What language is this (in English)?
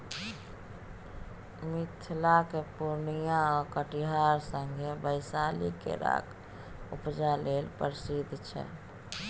Maithili